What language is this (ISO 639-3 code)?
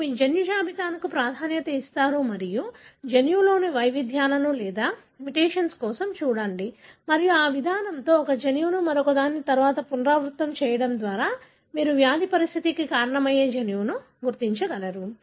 tel